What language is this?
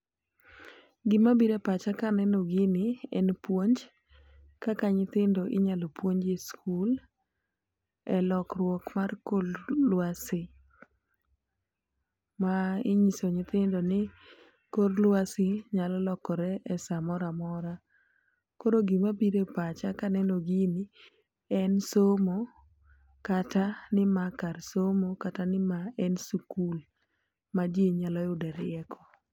Luo (Kenya and Tanzania)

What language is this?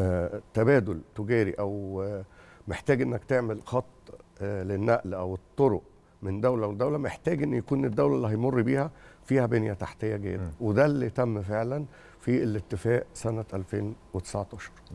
Arabic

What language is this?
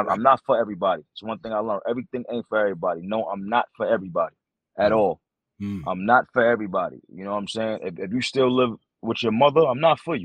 English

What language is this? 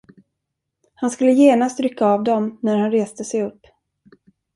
Swedish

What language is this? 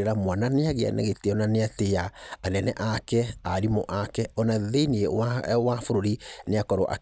Kikuyu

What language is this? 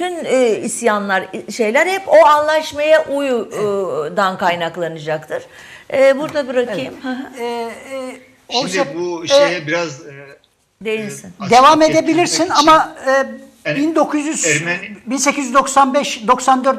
Turkish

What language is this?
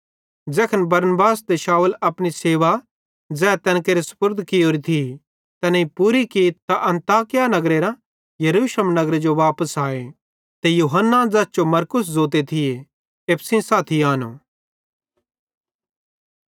Bhadrawahi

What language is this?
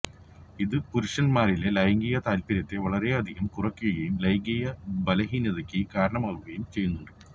Malayalam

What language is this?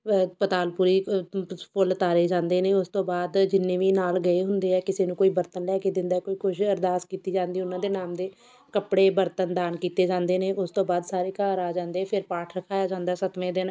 Punjabi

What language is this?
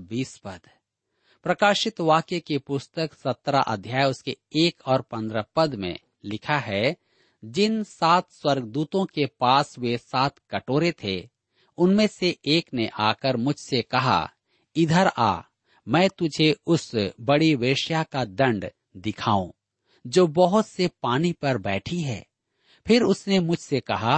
Hindi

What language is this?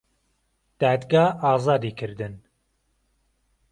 Central Kurdish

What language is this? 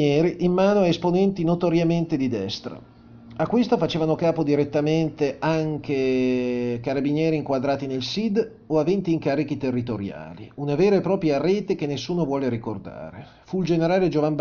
Italian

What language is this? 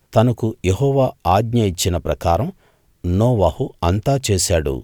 Telugu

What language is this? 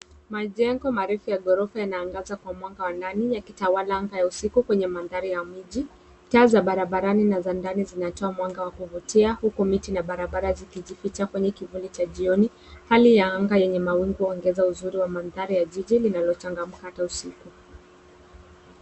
Swahili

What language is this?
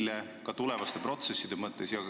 Estonian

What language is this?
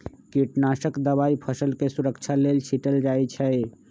Magahi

